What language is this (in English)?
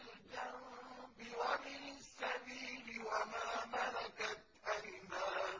Arabic